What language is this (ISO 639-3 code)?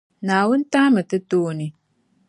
dag